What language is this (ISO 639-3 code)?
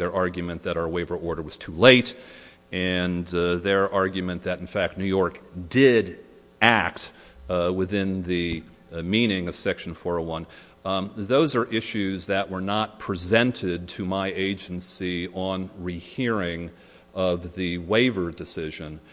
eng